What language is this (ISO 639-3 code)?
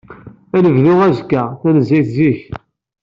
kab